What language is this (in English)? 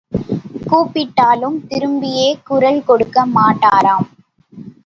Tamil